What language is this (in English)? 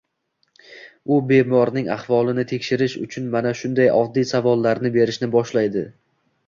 Uzbek